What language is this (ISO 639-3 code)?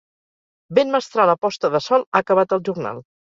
cat